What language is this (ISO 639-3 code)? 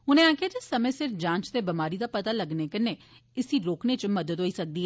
doi